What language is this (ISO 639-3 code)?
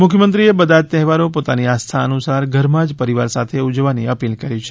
guj